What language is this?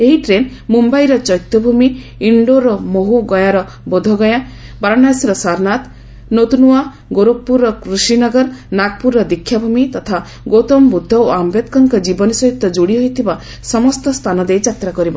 Odia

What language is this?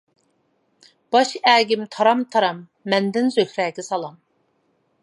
Uyghur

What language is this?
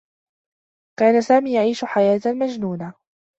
Arabic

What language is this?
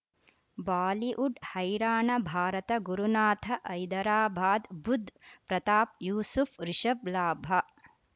Kannada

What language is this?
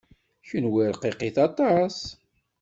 Kabyle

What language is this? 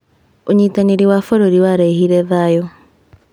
Kikuyu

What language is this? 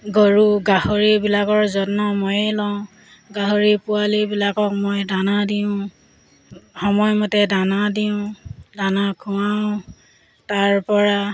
Assamese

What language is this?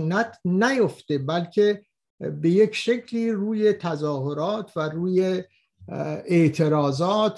Persian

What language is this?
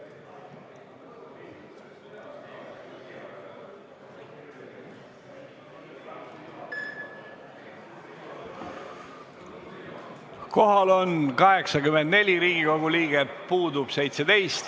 Estonian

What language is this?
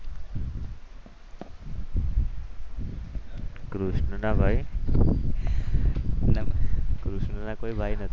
Gujarati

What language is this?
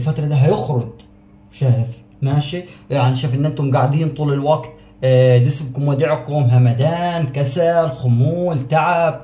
Arabic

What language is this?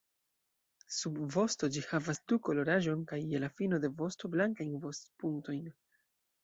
Esperanto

